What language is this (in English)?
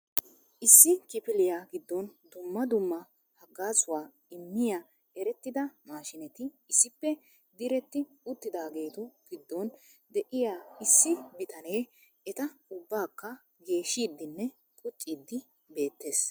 Wolaytta